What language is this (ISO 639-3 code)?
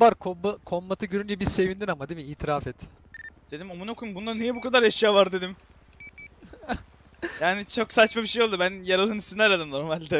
tur